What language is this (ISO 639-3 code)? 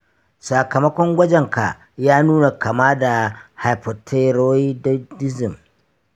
hau